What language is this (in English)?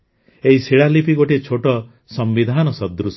Odia